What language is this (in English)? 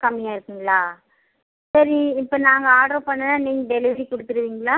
Tamil